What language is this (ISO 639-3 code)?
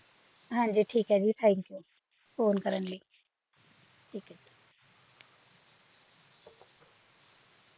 pan